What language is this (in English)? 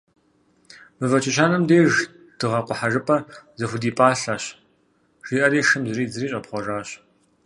Kabardian